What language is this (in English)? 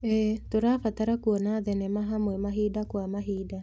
Kikuyu